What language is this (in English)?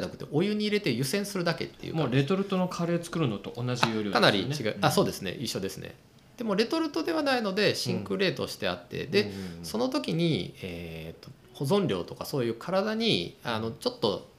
Japanese